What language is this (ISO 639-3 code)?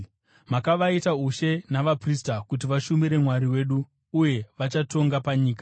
sna